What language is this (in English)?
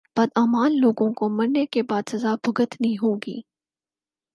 Urdu